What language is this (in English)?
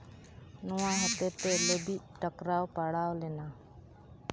Santali